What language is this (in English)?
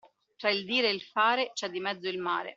Italian